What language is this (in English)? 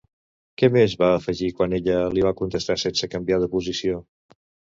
Catalan